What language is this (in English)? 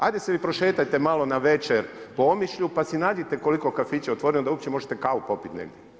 Croatian